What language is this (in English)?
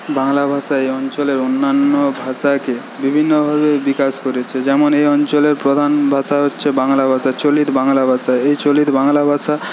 Bangla